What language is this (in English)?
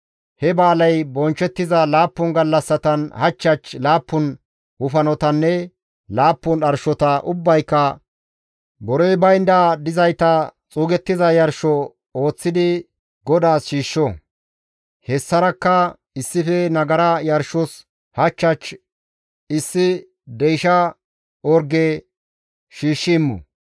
Gamo